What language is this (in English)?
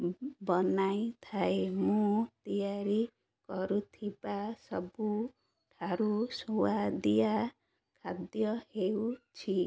Odia